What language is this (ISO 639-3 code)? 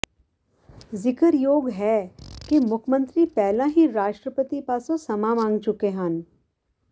pan